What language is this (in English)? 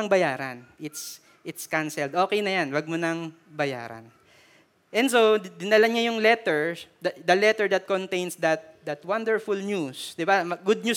Filipino